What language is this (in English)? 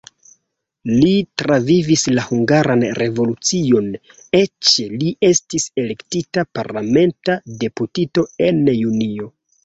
Esperanto